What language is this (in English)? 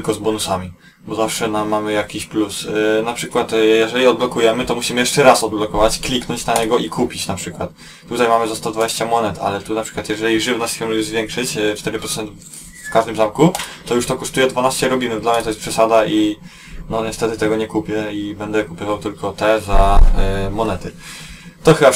Polish